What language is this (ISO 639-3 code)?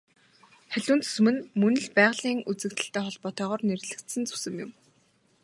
mon